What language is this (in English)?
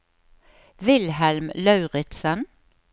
Norwegian